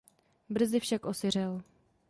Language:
Czech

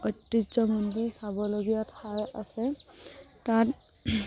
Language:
Assamese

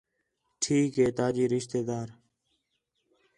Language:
Khetrani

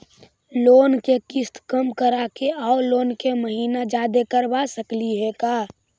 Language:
Magahi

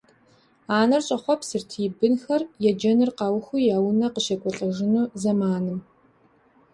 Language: Kabardian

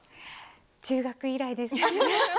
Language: Japanese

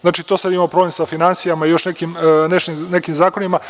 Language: Serbian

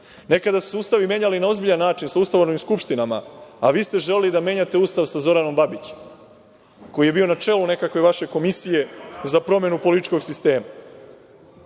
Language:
Serbian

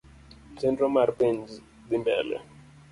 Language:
Luo (Kenya and Tanzania)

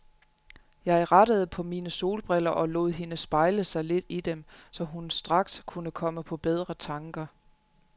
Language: Danish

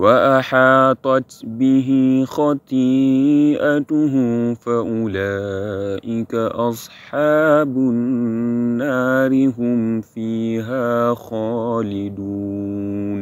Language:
Arabic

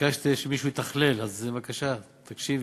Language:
Hebrew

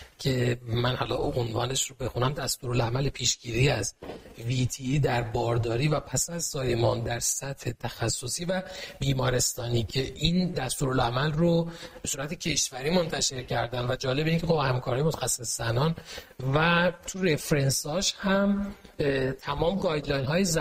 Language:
Persian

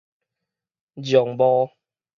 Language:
Min Nan Chinese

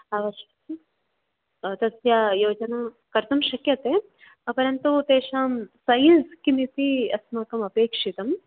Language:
Sanskrit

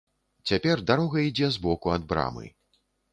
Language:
Belarusian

